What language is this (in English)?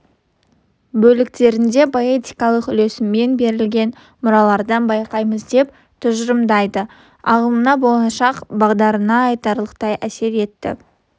Kazakh